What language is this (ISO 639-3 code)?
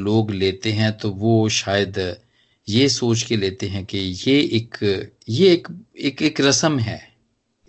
hin